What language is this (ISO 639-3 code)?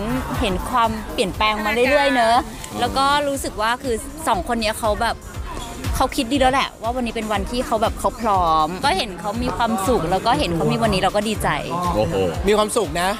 tha